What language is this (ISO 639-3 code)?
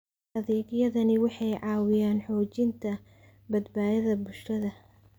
som